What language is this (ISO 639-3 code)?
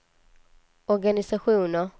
swe